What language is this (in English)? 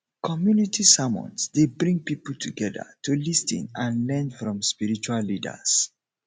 Nigerian Pidgin